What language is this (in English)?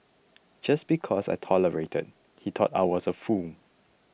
English